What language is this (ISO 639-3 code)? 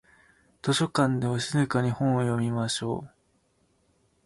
jpn